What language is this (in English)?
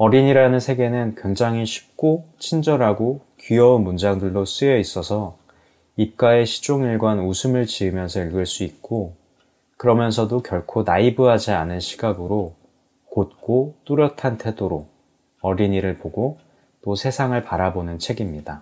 Korean